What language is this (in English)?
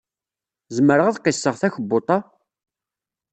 Kabyle